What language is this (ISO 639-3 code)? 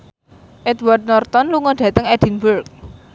jav